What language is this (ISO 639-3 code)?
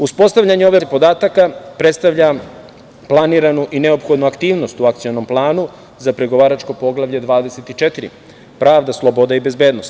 srp